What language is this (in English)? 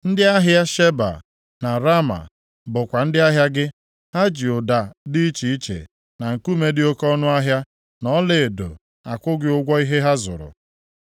Igbo